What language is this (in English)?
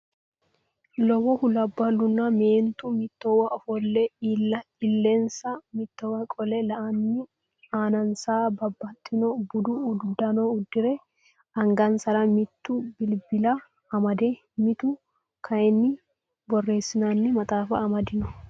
Sidamo